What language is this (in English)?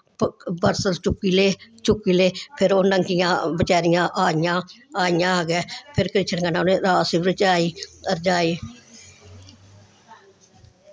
Dogri